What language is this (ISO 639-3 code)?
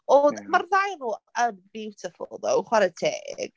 cym